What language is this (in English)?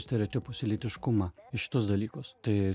Lithuanian